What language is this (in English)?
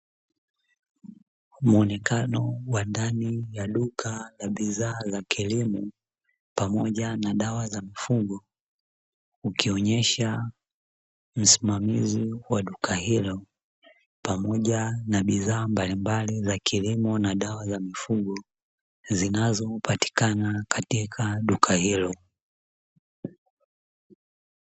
Swahili